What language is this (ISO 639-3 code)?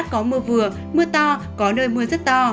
vie